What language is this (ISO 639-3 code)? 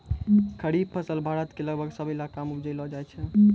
mai